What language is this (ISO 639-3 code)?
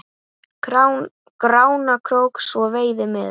isl